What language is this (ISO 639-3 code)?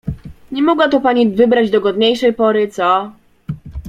pol